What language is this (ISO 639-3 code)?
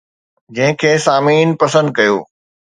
snd